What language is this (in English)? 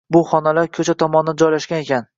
Uzbek